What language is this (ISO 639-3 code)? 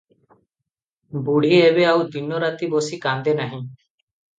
ori